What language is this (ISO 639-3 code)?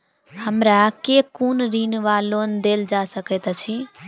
mai